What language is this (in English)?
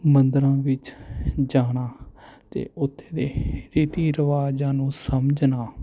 Punjabi